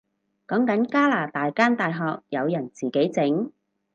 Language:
Cantonese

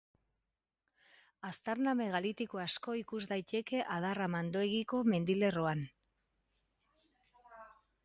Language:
Basque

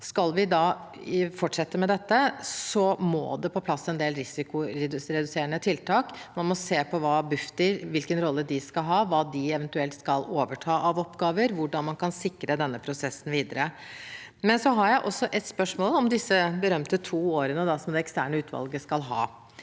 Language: Norwegian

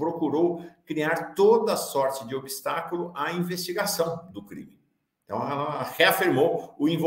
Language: Portuguese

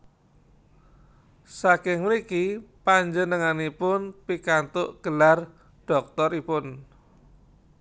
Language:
Javanese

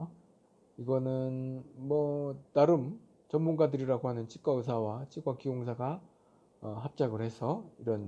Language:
Korean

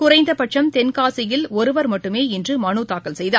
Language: Tamil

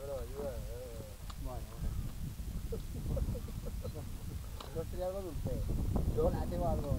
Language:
Spanish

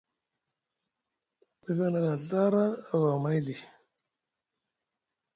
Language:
Musgu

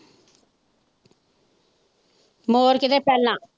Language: Punjabi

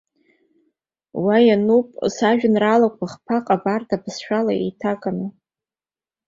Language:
Abkhazian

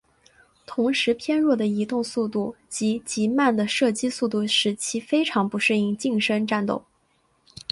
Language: Chinese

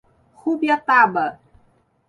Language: Portuguese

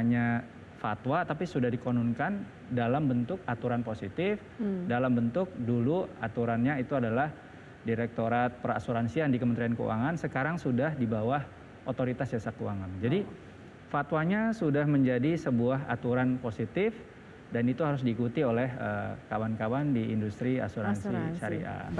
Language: Indonesian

